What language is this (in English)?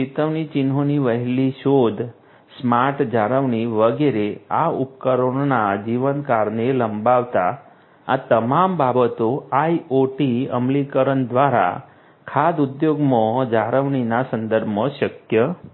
Gujarati